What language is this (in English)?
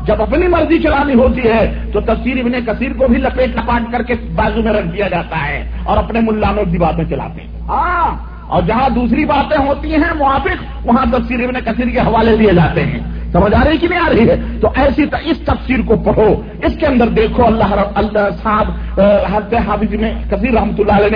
Urdu